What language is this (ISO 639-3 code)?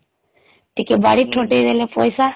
ori